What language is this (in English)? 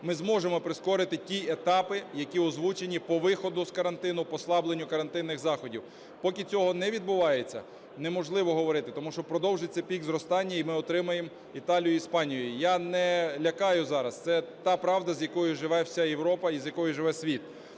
Ukrainian